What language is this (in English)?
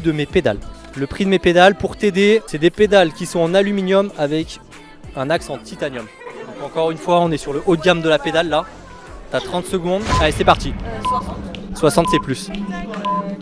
French